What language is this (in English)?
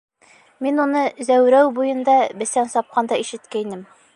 Bashkir